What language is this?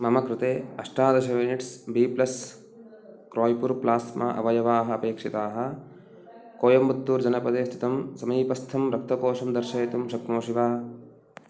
Sanskrit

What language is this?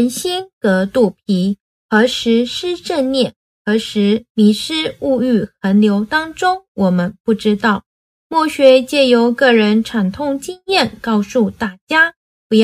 Chinese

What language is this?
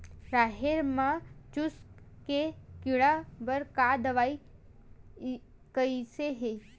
Chhattisgarhi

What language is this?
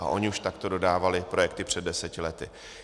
Czech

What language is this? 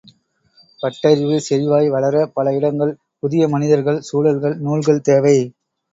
Tamil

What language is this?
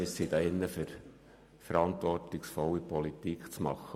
Swiss German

